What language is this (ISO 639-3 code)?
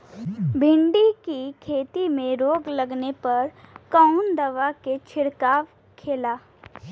bho